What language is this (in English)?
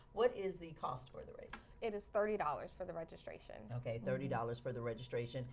English